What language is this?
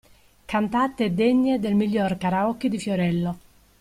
Italian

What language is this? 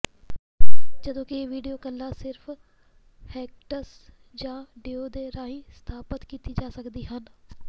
Punjabi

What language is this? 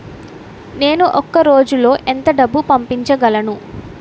Telugu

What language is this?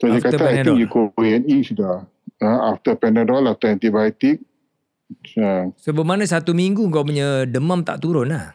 Malay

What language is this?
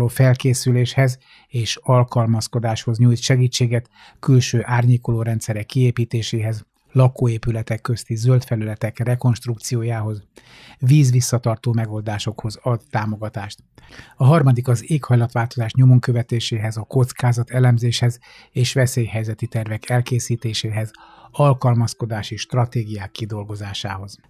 Hungarian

